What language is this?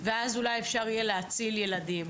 Hebrew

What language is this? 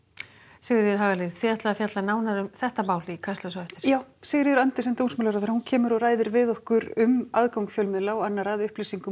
Icelandic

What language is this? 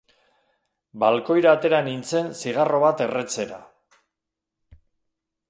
Basque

